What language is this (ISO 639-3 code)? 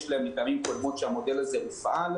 heb